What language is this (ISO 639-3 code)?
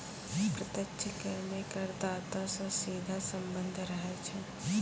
mai